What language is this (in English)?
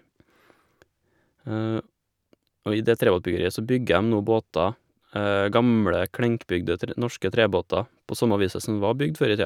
Norwegian